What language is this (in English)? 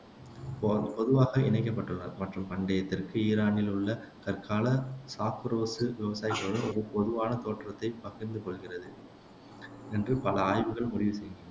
Tamil